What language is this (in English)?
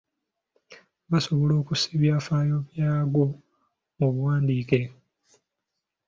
Ganda